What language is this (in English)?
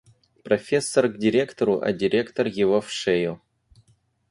Russian